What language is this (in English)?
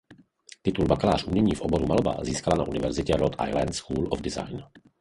Czech